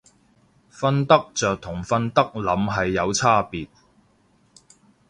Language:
Cantonese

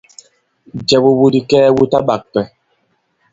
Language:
Bankon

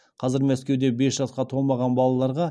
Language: Kazakh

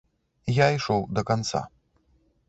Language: Belarusian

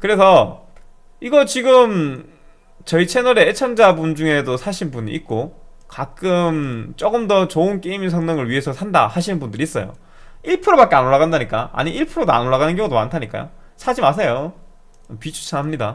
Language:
Korean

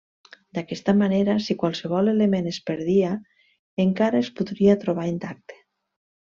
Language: Catalan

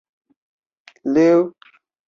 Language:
Chinese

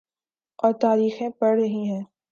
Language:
Urdu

